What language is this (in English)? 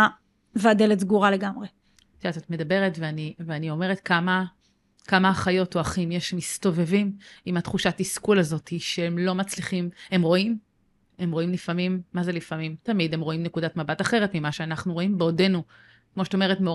Hebrew